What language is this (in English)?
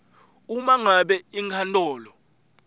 Swati